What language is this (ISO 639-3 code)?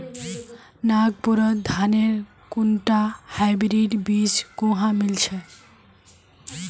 mag